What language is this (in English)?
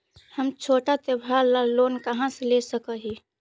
Magahi